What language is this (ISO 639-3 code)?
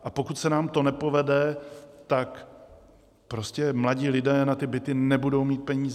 ces